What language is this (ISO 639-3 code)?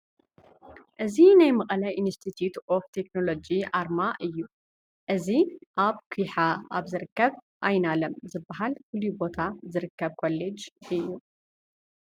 tir